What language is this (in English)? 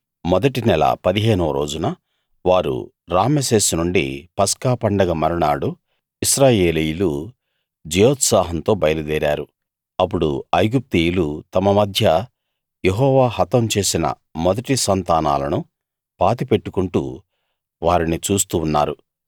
Telugu